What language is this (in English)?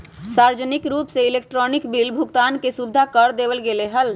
Magahi